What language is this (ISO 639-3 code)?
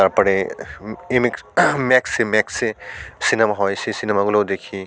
ben